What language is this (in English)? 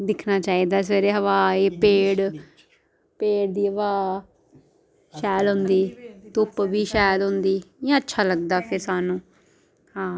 Dogri